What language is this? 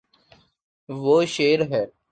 Urdu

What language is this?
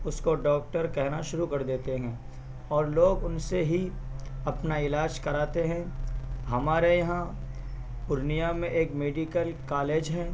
Urdu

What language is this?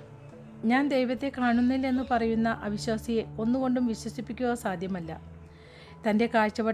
Malayalam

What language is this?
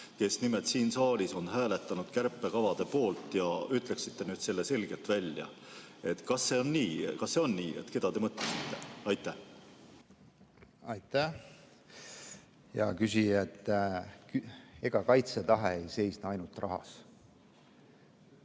Estonian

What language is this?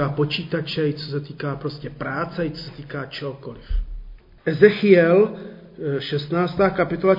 Czech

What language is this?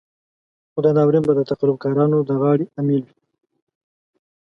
Pashto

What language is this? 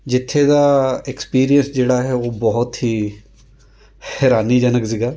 Punjabi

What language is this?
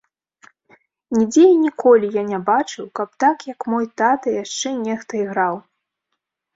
Belarusian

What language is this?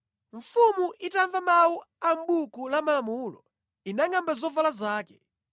Nyanja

